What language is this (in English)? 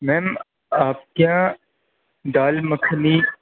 Urdu